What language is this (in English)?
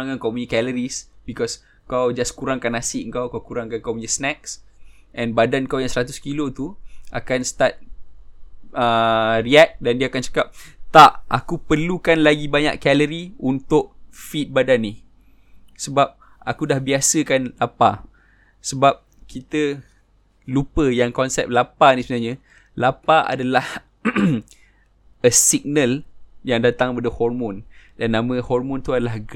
Malay